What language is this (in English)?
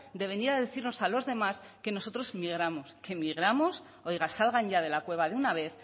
Spanish